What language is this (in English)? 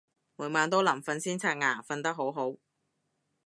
Cantonese